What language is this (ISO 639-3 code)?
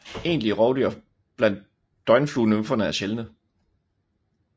dan